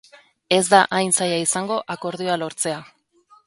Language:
Basque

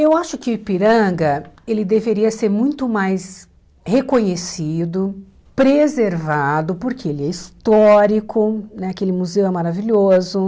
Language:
Portuguese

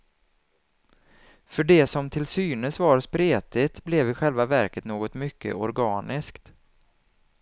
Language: Swedish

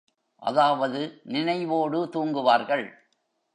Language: Tamil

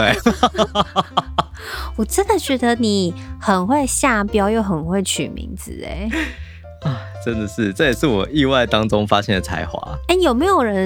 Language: Chinese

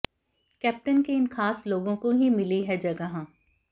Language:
Hindi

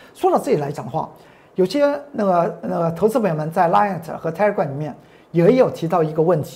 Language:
Chinese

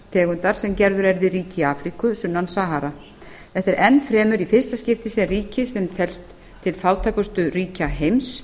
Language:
Icelandic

